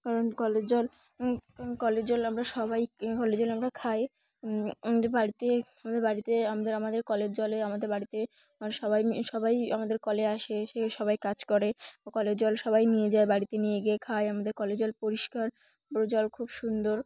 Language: Bangla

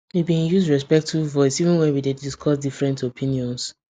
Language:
Nigerian Pidgin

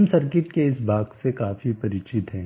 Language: Hindi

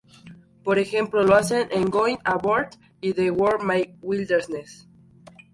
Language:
Spanish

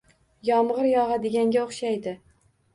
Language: Uzbek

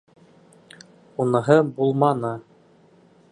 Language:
Bashkir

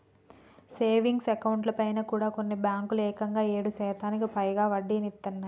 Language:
Telugu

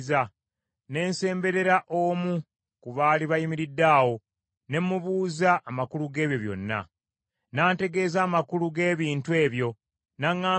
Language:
Ganda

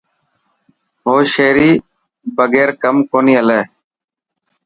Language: Dhatki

